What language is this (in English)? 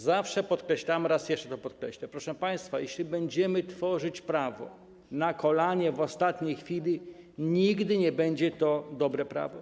Polish